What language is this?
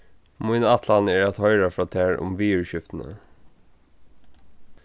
Faroese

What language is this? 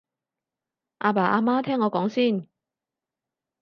Cantonese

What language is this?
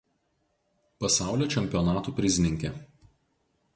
Lithuanian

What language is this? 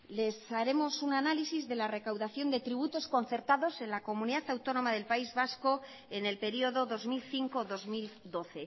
Spanish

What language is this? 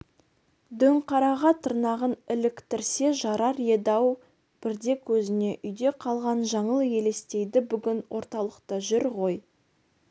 Kazakh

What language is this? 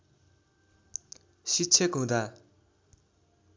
Nepali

